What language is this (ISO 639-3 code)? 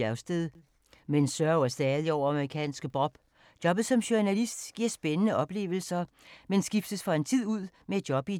dan